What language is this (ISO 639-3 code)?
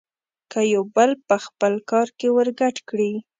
pus